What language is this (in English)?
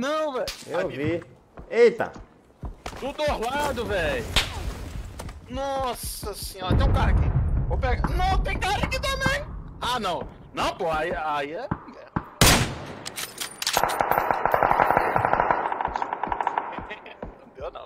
Portuguese